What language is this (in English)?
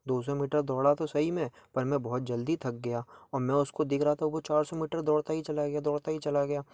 Hindi